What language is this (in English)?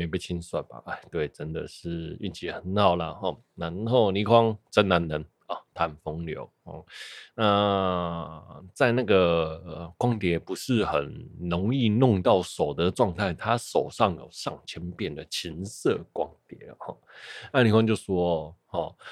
Chinese